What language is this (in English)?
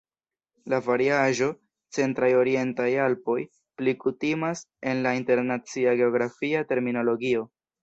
Esperanto